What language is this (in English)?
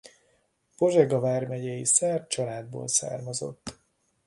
Hungarian